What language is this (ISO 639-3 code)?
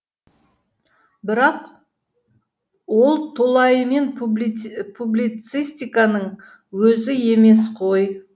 kaz